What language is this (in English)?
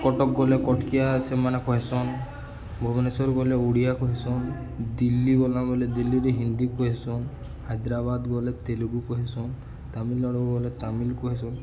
Odia